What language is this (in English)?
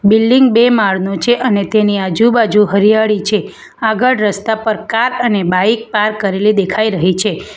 Gujarati